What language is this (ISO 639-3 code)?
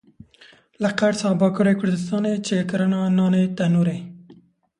kur